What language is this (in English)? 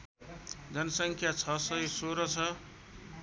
Nepali